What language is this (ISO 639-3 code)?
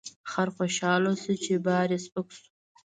pus